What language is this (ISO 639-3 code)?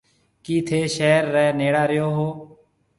mve